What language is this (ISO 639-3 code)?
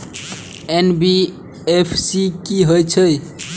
mai